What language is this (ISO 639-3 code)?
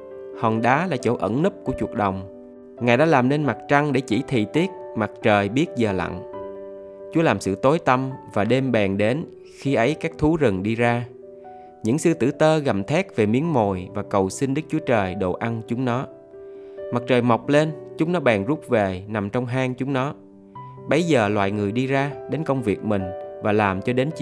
vie